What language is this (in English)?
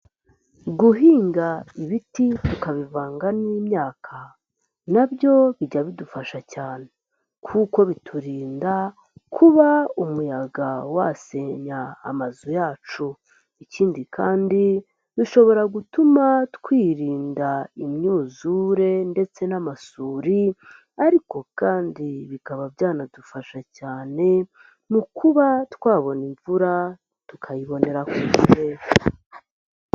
Kinyarwanda